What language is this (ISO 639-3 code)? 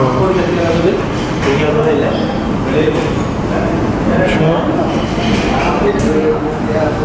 rus